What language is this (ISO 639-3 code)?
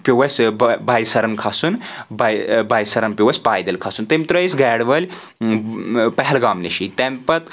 kas